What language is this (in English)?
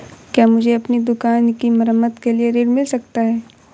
Hindi